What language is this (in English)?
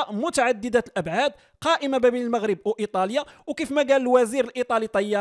Arabic